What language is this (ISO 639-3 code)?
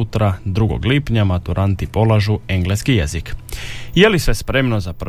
hrv